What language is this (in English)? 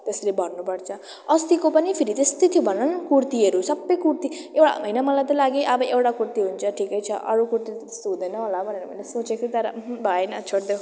Nepali